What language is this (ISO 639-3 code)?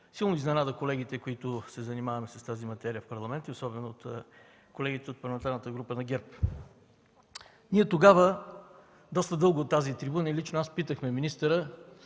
bul